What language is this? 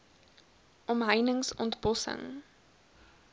Afrikaans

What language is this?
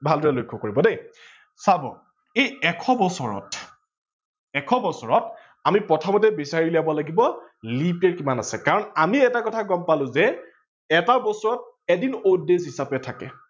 Assamese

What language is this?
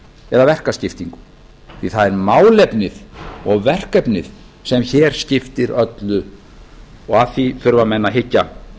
Icelandic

